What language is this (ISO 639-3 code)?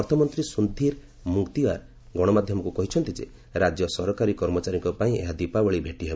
ori